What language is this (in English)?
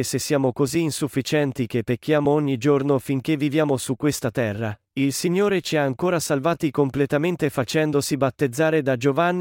Italian